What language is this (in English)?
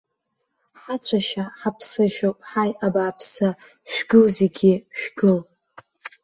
Abkhazian